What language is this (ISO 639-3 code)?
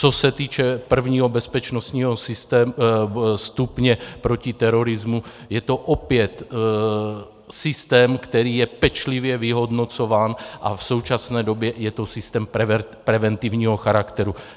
ces